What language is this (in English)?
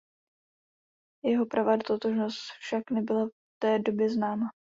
Czech